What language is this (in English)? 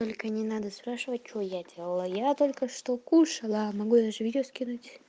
Russian